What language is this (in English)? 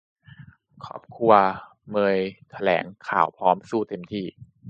Thai